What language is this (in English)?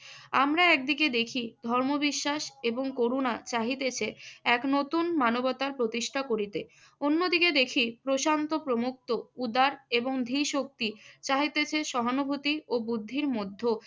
Bangla